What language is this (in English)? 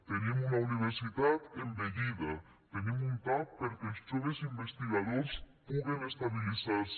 Catalan